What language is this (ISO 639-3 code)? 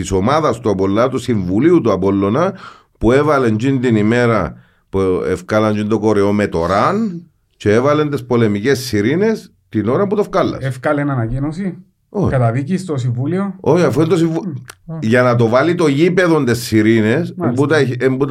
ell